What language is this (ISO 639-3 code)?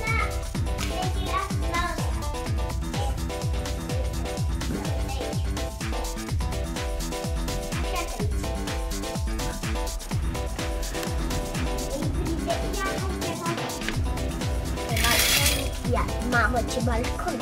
ron